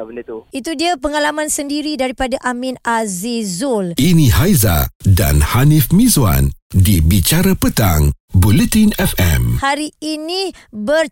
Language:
Malay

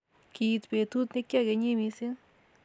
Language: Kalenjin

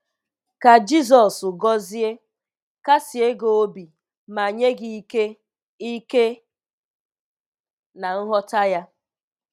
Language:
Igbo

